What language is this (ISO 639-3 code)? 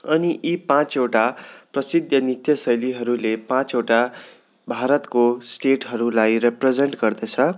nep